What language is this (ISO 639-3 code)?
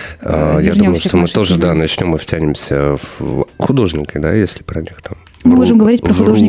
rus